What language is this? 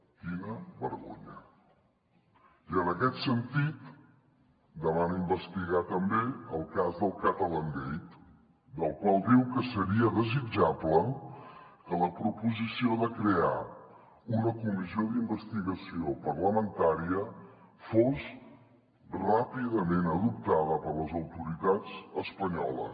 Catalan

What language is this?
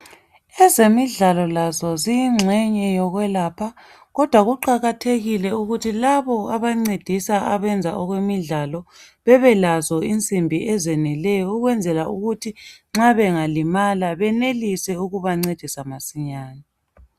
North Ndebele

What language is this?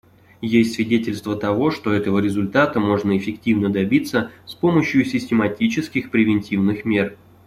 Russian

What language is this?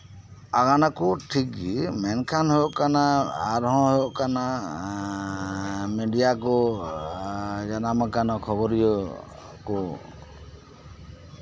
Santali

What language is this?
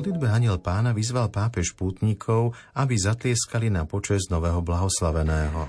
Slovak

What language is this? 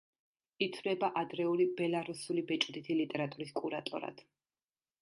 Georgian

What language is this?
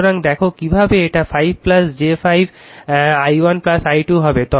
Bangla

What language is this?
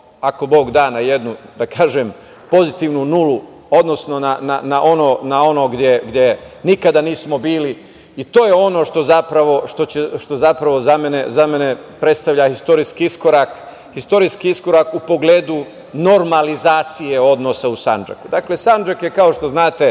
Serbian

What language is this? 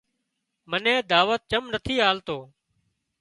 Wadiyara Koli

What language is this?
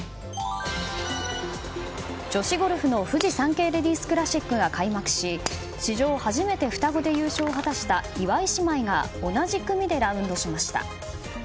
Japanese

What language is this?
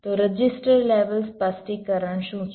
Gujarati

